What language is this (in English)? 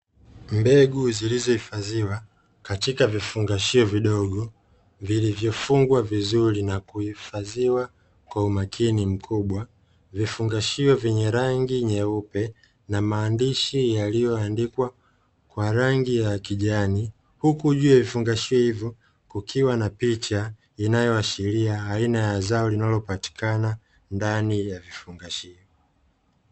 Swahili